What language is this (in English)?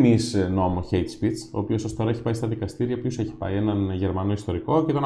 Greek